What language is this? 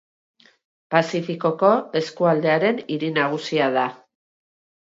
Basque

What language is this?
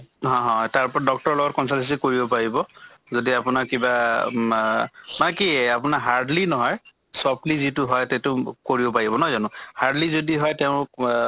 Assamese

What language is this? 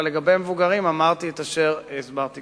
Hebrew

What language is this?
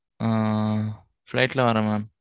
Tamil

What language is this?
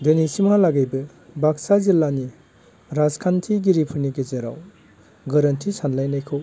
Bodo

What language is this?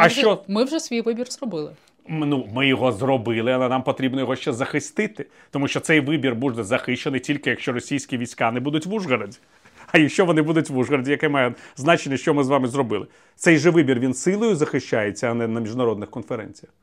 Ukrainian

